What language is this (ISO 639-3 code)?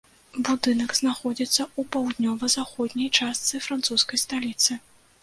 bel